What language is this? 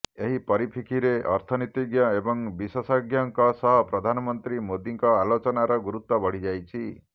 Odia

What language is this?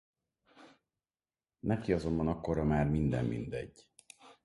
Hungarian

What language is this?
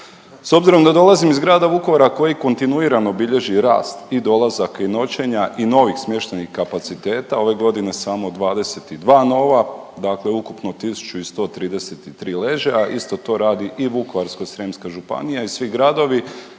Croatian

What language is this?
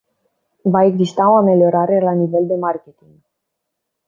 Romanian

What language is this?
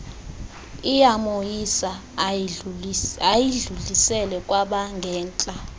Xhosa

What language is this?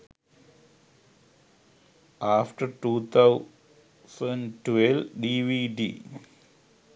Sinhala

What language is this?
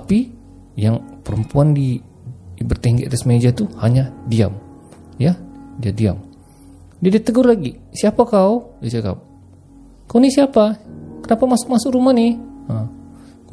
Malay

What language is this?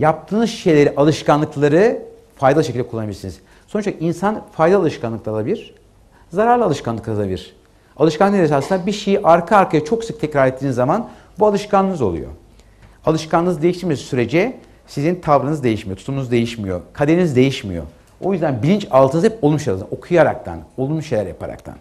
Turkish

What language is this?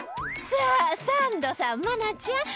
Japanese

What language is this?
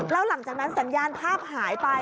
Thai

